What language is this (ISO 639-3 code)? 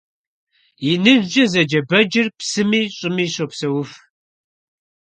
kbd